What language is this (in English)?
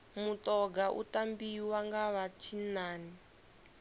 Venda